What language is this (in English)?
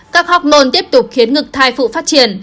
Vietnamese